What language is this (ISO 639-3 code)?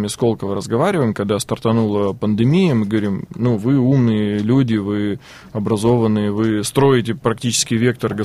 rus